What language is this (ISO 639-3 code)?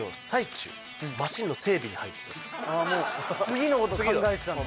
jpn